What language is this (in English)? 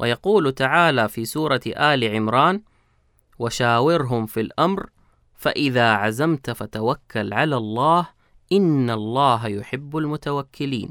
Arabic